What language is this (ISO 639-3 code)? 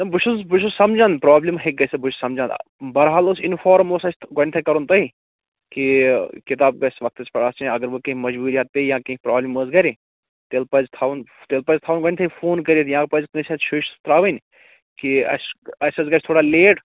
kas